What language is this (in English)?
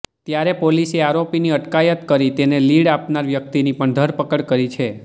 Gujarati